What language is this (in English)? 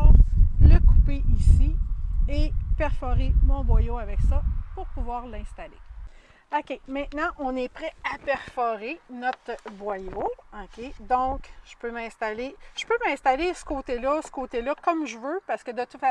French